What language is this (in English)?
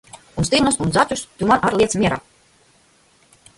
Latvian